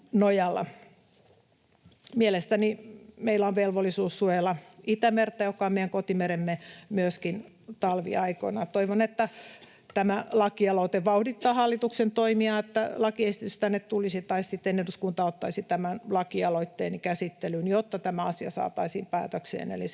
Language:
Finnish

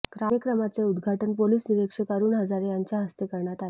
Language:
Marathi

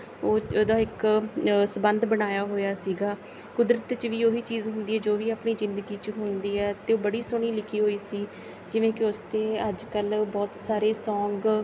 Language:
Punjabi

